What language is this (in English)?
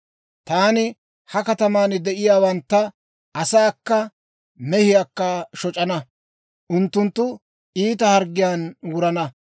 Dawro